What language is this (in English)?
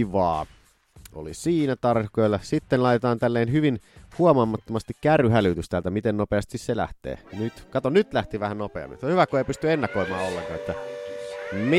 Finnish